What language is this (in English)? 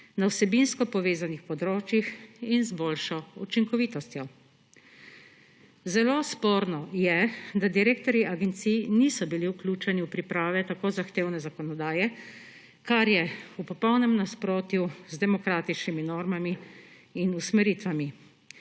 Slovenian